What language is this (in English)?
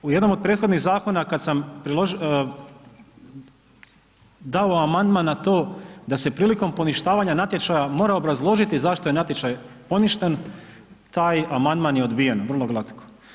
Croatian